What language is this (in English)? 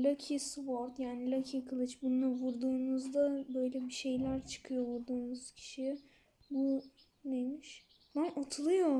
Turkish